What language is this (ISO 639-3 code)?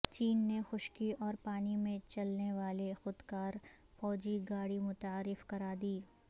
urd